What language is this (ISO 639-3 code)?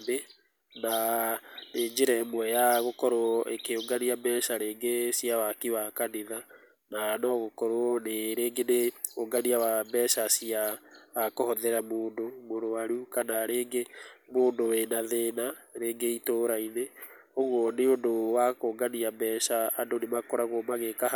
kik